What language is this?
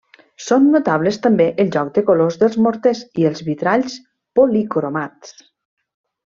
Catalan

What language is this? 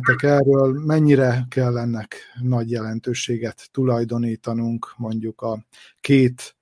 Hungarian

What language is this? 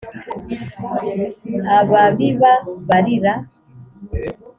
Kinyarwanda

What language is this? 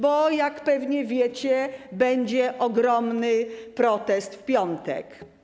Polish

